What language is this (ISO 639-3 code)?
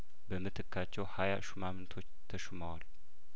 amh